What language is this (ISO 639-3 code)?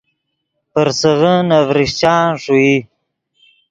ydg